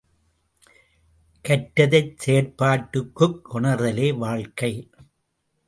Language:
Tamil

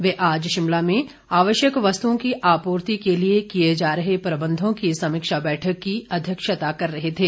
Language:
Hindi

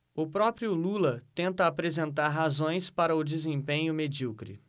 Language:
Portuguese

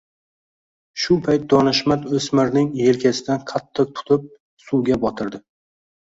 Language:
Uzbek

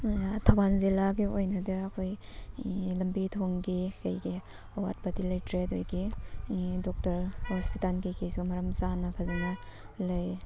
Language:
Manipuri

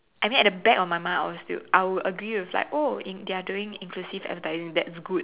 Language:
English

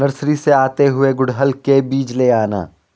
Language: Hindi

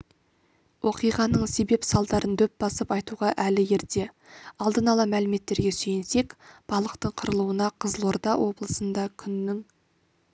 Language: Kazakh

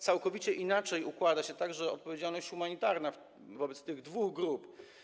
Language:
Polish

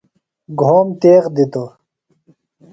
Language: Phalura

